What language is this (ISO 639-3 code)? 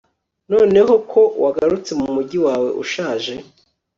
kin